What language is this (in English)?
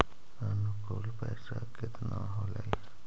Magahi